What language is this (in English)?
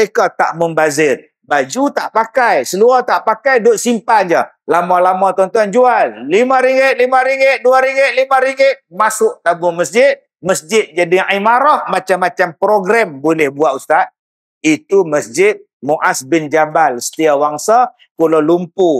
Malay